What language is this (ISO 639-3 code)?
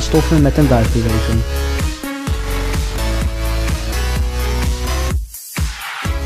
nld